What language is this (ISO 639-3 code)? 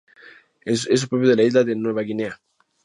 spa